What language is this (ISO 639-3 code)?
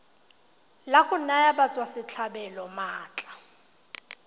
tsn